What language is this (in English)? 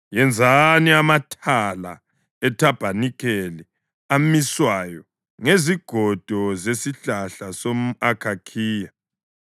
North Ndebele